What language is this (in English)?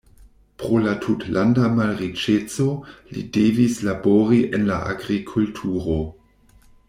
Esperanto